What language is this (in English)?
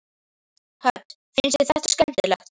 Icelandic